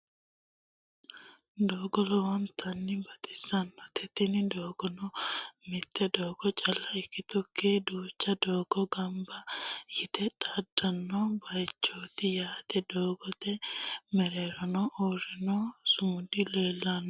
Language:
Sidamo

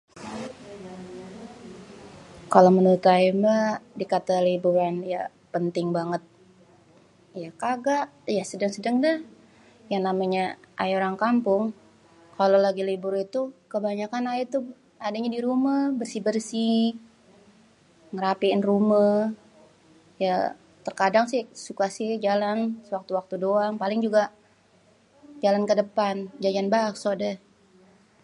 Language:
Betawi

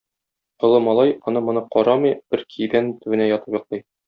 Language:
Tatar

